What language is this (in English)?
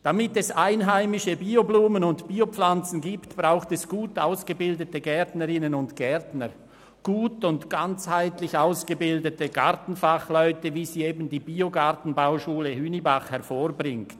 Swiss German